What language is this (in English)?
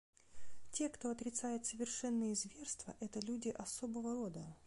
Russian